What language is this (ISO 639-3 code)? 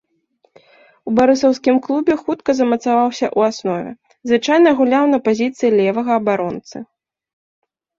bel